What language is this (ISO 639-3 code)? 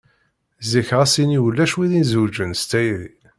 kab